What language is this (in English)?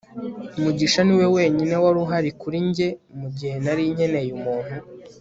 Kinyarwanda